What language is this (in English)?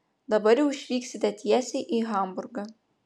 Lithuanian